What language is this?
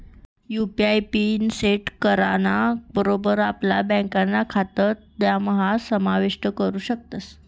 Marathi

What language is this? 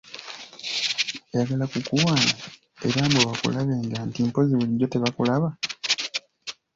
Ganda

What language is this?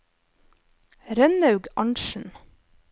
Norwegian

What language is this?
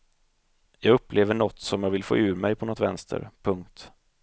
Swedish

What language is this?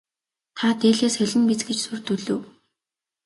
Mongolian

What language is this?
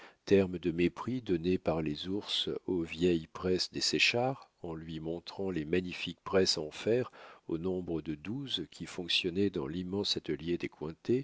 French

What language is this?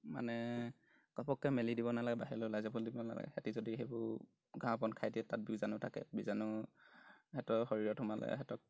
Assamese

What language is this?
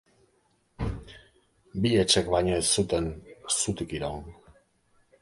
Basque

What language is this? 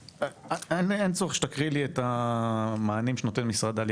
Hebrew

